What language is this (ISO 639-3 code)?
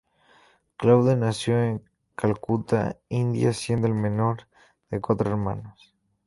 spa